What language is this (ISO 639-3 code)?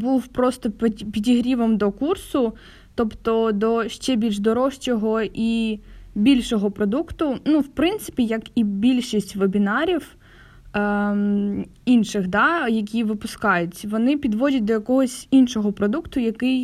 ukr